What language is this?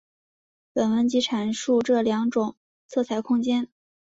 Chinese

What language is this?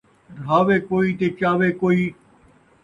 Saraiki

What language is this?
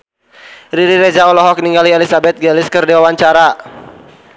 Sundanese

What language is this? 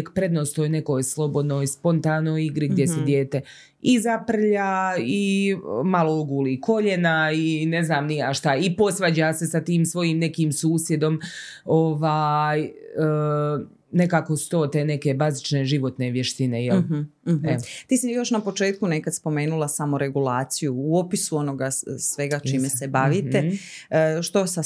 Croatian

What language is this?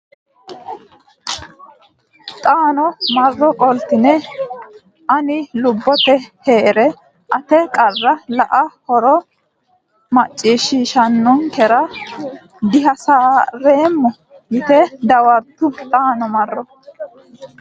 Sidamo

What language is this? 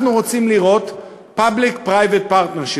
Hebrew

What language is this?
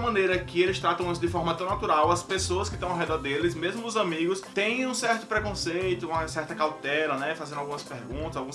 Portuguese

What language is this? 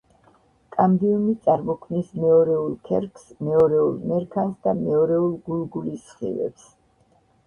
Georgian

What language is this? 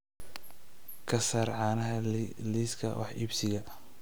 Somali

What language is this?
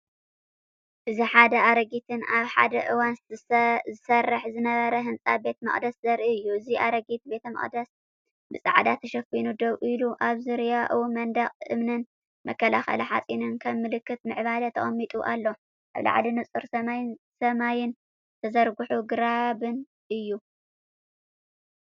Tigrinya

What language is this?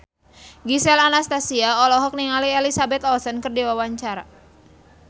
Sundanese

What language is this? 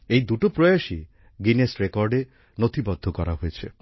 Bangla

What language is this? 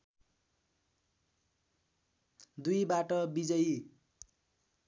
Nepali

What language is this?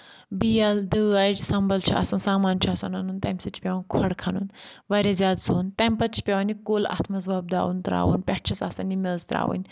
Kashmiri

